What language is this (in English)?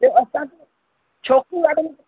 Sindhi